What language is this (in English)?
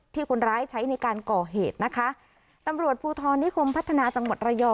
Thai